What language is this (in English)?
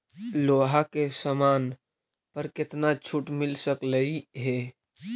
Magahi